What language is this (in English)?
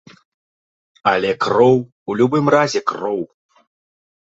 Belarusian